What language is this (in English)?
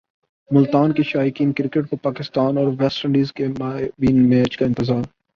Urdu